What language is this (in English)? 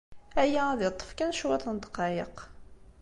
Kabyle